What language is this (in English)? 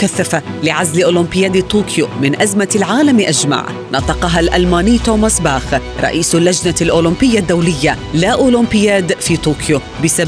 Arabic